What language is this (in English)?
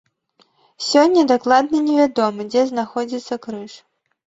Belarusian